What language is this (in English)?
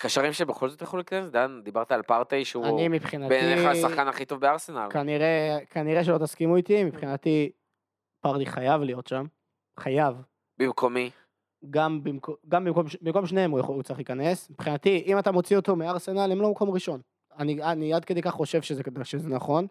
Hebrew